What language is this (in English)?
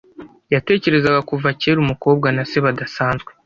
Kinyarwanda